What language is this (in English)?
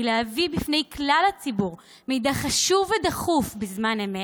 Hebrew